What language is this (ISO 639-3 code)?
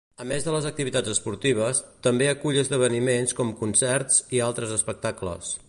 cat